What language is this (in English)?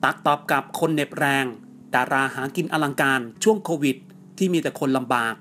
Thai